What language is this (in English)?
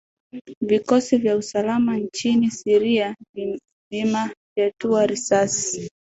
Swahili